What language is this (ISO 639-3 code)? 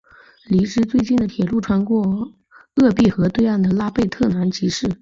zho